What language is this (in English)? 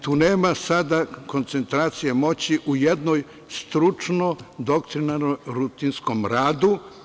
Serbian